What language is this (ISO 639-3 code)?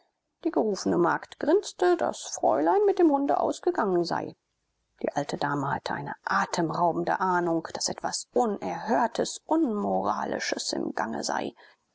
deu